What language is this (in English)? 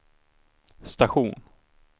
Swedish